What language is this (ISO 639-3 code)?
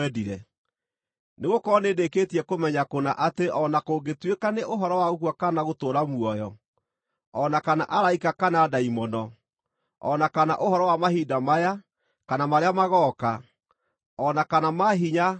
kik